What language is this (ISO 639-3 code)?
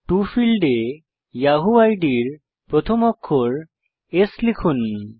ben